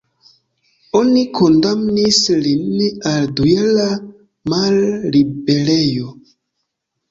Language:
Esperanto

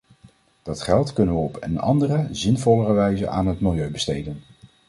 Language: Dutch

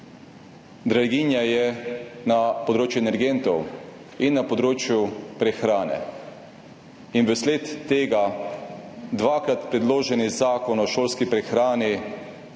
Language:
Slovenian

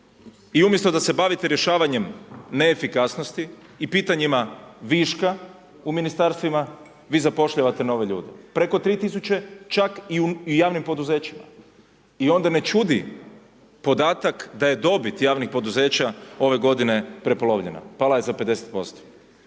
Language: Croatian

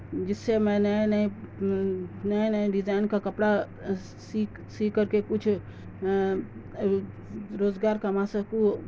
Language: Urdu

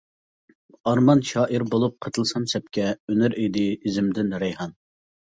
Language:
Uyghur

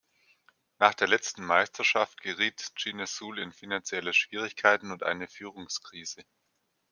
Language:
German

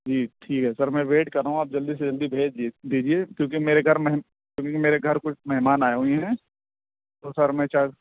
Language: Urdu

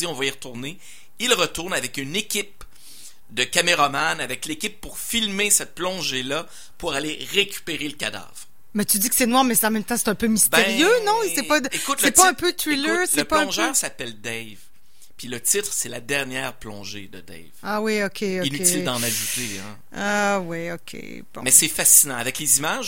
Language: French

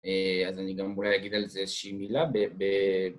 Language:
Hebrew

